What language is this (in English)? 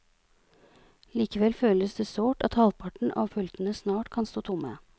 Norwegian